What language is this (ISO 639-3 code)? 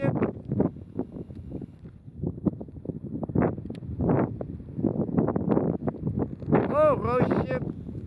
nld